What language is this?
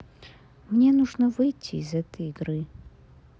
Russian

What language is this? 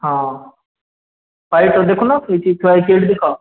Odia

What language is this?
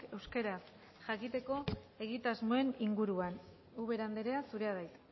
Basque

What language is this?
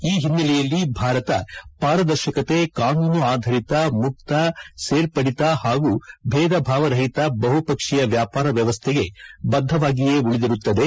Kannada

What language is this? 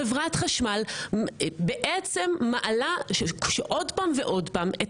Hebrew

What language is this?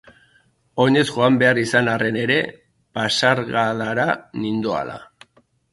Basque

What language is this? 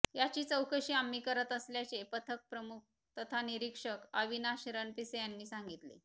Marathi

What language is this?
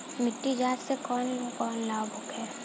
Bhojpuri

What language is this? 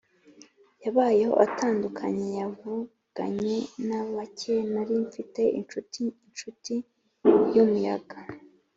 Kinyarwanda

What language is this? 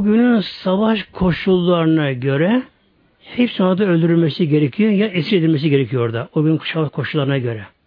Turkish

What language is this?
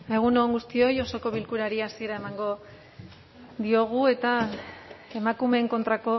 Basque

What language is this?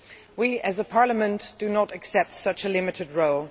English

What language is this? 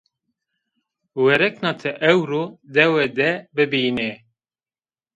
Zaza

